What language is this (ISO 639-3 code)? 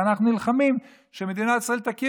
heb